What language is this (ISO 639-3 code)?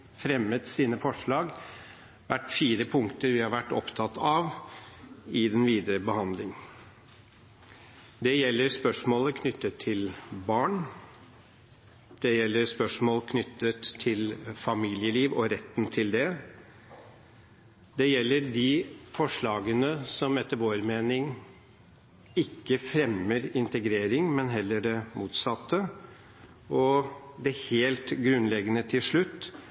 nob